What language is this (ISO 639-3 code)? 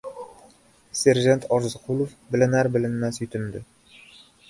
uzb